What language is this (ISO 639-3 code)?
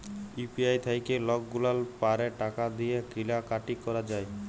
ben